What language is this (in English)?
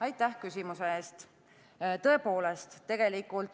Estonian